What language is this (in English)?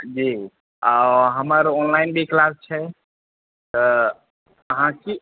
Maithili